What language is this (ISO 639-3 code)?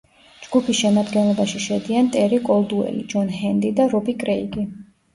kat